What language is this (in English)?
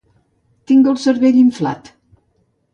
Catalan